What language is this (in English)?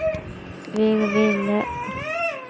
Tamil